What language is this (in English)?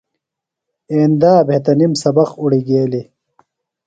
Phalura